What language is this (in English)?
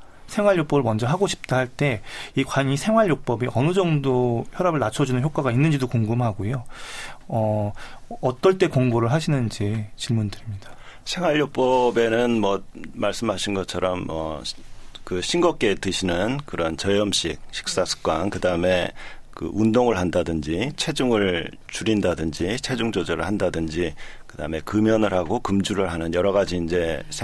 Korean